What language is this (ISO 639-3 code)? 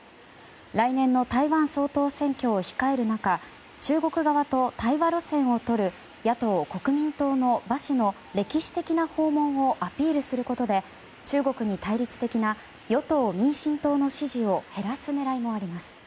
jpn